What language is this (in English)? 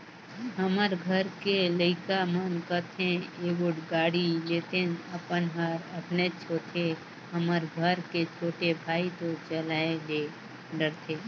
Chhattisgarhi